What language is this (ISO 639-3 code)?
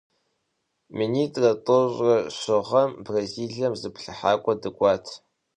kbd